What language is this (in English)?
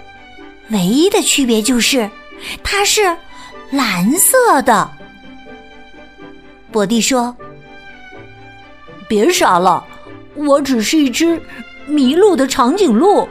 Chinese